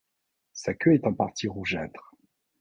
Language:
French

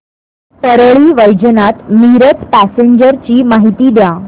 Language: Marathi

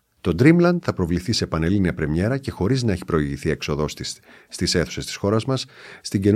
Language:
Greek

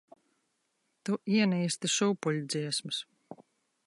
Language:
Latvian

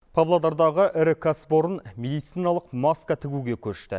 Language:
Kazakh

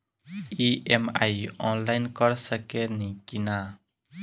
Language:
Bhojpuri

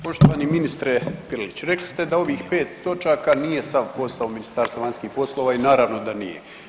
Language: Croatian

